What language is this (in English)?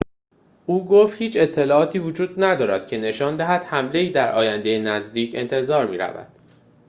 Persian